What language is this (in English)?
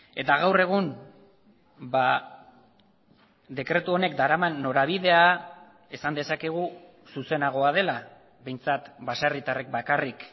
Basque